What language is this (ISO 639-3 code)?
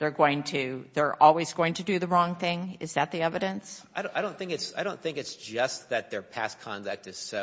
eng